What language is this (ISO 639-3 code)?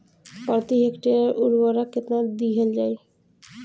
bho